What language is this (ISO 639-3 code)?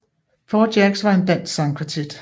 dan